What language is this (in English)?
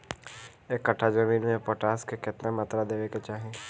Bhojpuri